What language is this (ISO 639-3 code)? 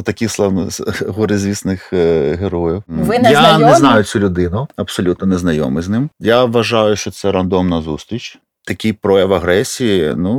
ukr